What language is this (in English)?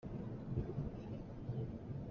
Hakha Chin